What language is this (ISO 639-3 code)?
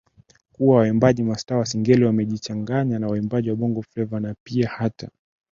swa